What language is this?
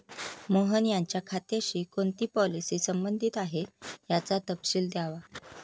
Marathi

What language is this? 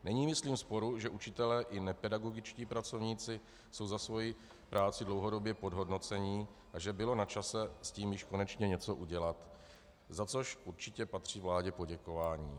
Czech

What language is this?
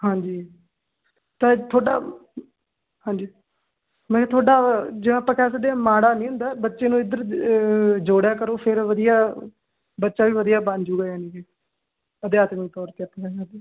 Punjabi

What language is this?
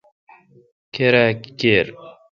Kalkoti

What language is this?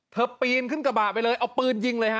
Thai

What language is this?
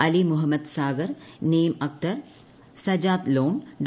Malayalam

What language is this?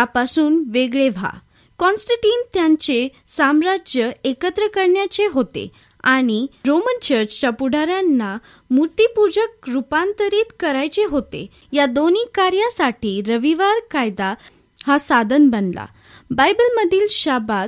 Marathi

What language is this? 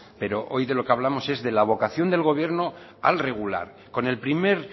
Spanish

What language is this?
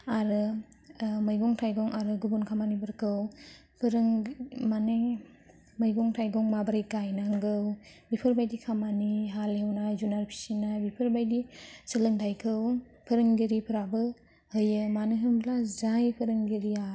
Bodo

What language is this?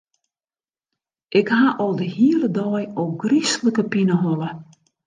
Western Frisian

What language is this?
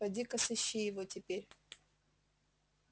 Russian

